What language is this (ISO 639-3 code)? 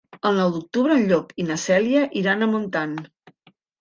cat